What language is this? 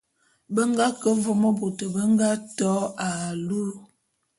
Bulu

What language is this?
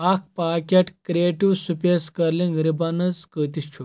Kashmiri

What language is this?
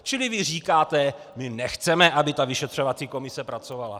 Czech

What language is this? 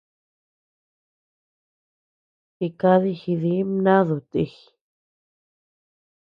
Tepeuxila Cuicatec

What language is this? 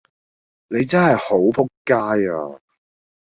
Cantonese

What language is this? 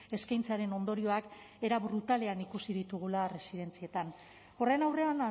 Basque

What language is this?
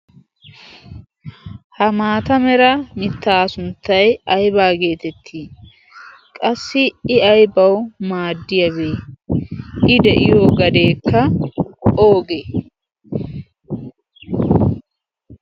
Wolaytta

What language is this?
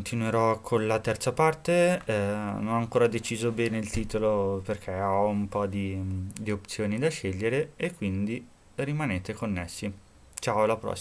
Italian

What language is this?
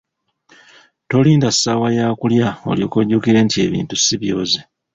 Ganda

